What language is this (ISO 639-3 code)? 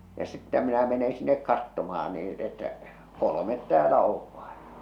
fin